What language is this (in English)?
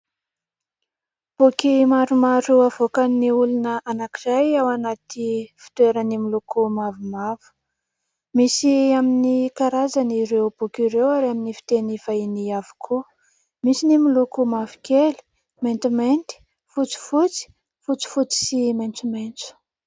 Malagasy